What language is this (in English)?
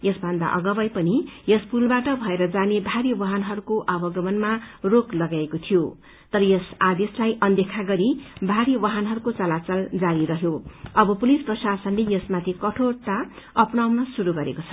Nepali